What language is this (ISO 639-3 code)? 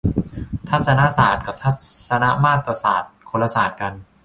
tha